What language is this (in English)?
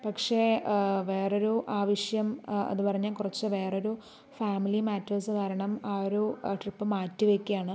Malayalam